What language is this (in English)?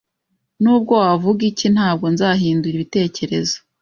Kinyarwanda